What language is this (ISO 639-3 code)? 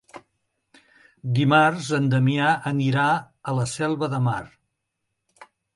cat